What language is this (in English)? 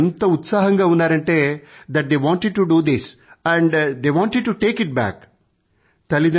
Telugu